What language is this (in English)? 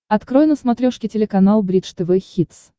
Russian